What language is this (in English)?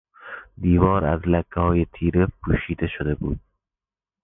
Persian